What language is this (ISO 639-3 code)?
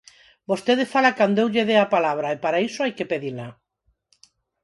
glg